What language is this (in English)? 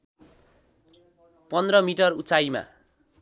Nepali